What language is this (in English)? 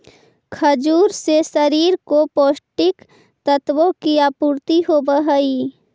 Magahi